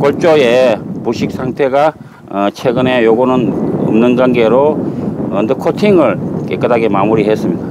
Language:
Korean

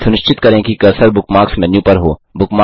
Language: Hindi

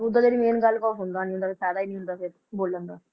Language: Punjabi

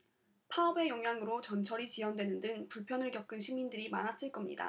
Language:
Korean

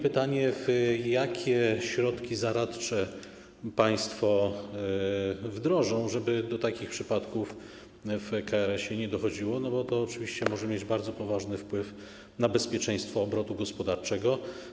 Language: Polish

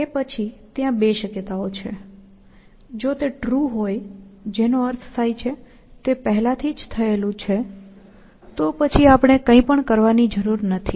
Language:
Gujarati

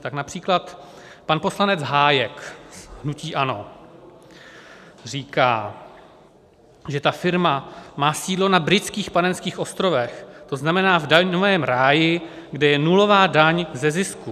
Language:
Czech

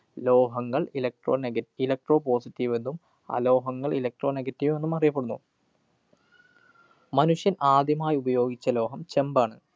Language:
Malayalam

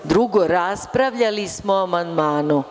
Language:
Serbian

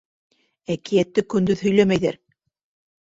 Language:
Bashkir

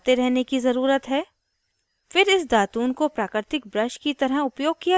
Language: Hindi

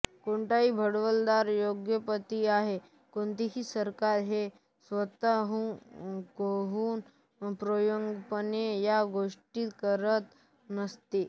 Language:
Marathi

